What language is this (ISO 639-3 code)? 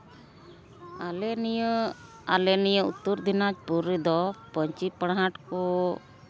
sat